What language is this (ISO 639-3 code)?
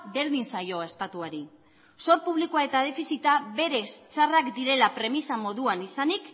eus